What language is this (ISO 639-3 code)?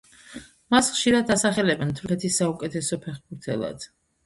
kat